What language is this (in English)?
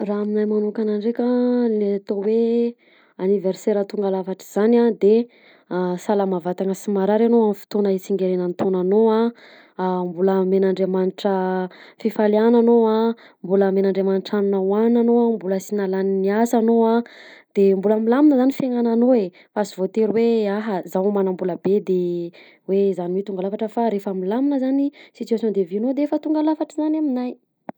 Southern Betsimisaraka Malagasy